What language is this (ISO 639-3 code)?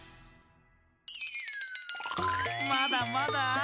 jpn